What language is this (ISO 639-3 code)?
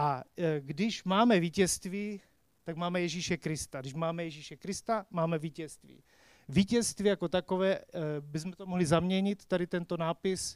ces